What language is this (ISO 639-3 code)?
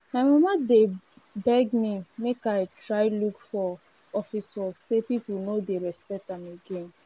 pcm